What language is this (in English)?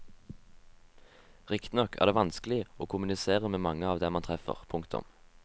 Norwegian